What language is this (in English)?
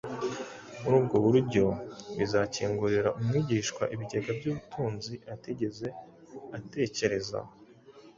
Kinyarwanda